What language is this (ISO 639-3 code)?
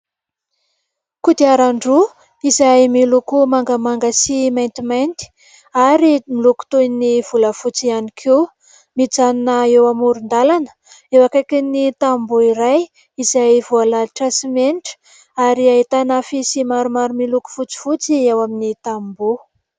mlg